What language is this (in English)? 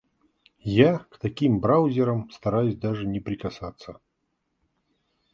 Russian